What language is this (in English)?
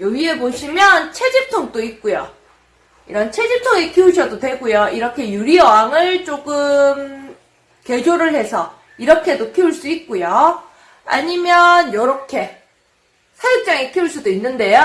Korean